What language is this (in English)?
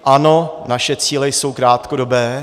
Czech